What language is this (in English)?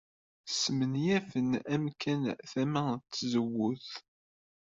Kabyle